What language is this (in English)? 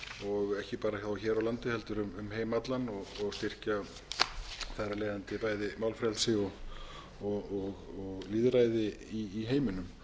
Icelandic